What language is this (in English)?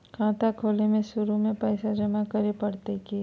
Magahi